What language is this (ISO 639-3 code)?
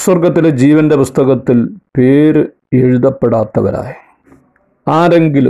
mal